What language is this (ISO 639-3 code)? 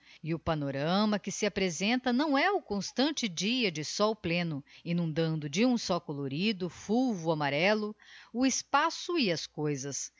por